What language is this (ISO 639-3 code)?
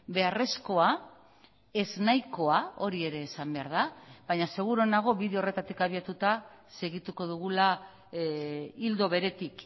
eus